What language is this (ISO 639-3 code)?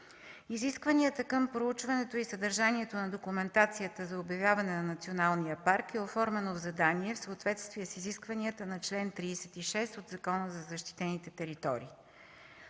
bul